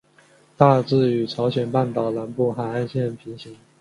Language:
Chinese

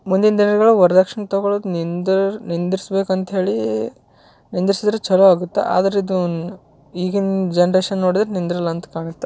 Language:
Kannada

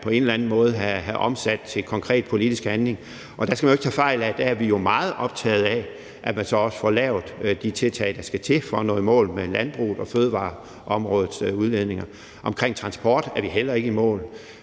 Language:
Danish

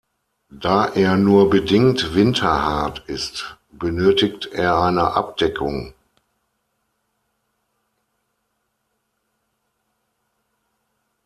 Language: German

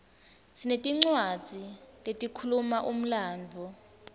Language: Swati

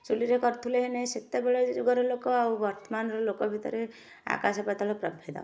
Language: Odia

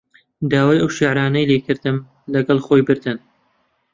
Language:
Central Kurdish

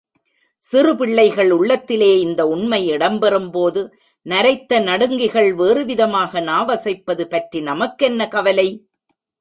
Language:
Tamil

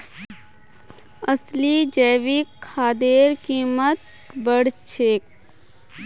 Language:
Magahi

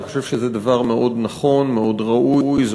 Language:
Hebrew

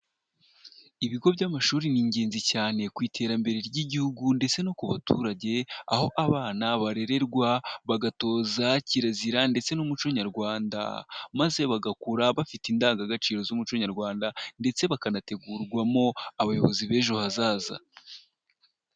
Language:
Kinyarwanda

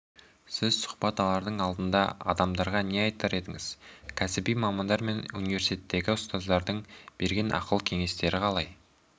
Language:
Kazakh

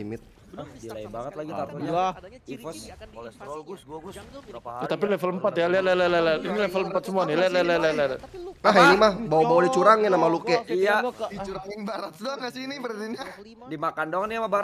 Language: Indonesian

